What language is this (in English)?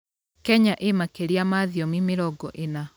Kikuyu